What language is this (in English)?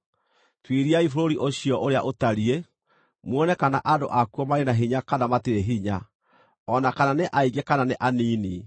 Kikuyu